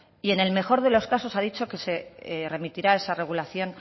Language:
Spanish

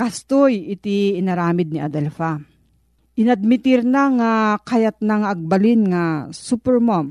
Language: Filipino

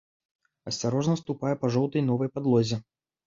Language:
Belarusian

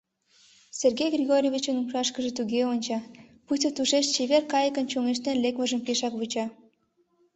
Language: Mari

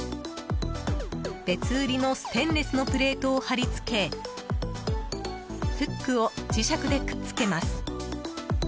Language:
Japanese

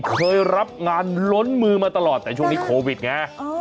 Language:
Thai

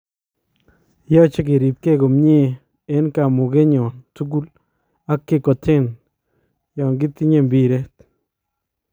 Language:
Kalenjin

